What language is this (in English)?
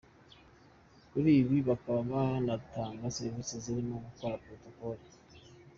Kinyarwanda